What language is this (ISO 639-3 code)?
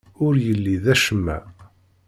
kab